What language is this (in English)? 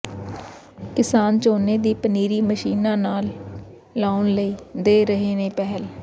Punjabi